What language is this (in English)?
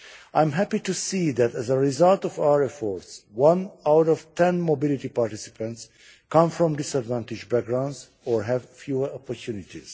English